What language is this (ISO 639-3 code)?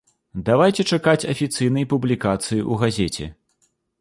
bel